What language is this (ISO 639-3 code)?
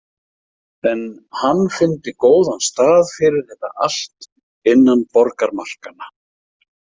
isl